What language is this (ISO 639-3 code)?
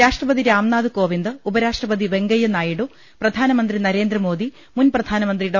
mal